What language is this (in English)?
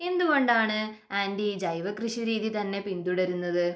Malayalam